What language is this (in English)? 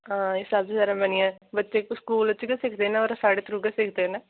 Dogri